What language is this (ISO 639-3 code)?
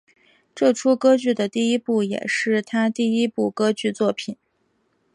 zho